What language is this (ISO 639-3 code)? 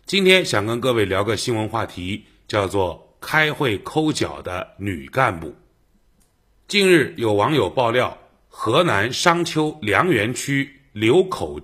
zho